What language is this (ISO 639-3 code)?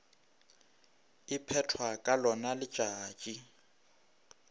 nso